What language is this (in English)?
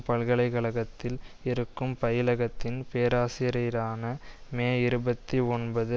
Tamil